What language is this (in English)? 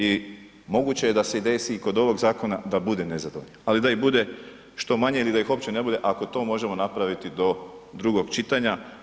Croatian